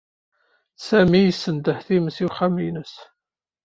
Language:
Kabyle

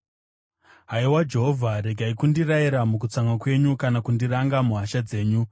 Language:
Shona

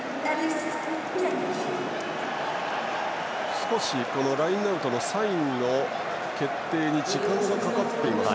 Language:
Japanese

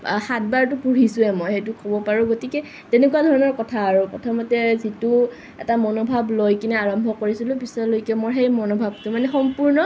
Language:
Assamese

